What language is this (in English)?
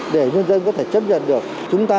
Vietnamese